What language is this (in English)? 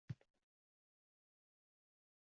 Uzbek